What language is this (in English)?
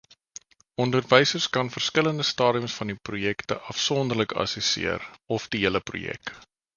Afrikaans